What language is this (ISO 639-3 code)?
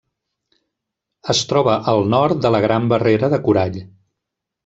cat